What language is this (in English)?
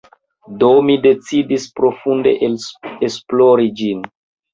Esperanto